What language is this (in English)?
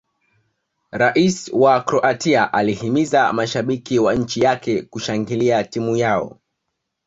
Swahili